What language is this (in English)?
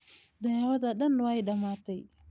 Somali